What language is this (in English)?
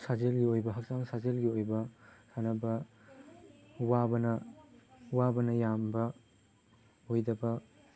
Manipuri